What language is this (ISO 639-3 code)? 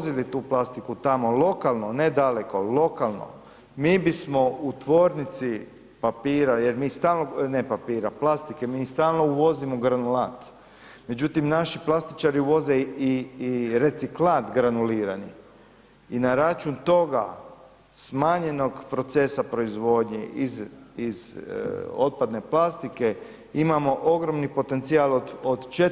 hrv